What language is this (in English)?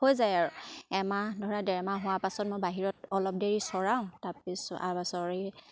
Assamese